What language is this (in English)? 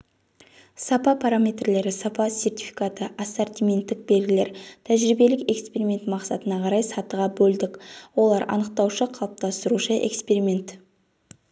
Kazakh